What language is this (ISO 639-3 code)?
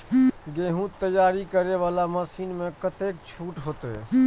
mai